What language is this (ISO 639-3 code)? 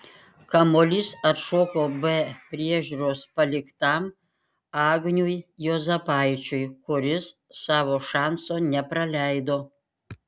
lit